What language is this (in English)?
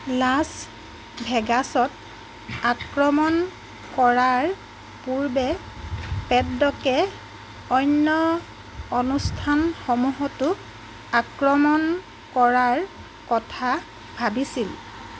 Assamese